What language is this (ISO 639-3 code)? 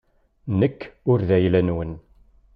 kab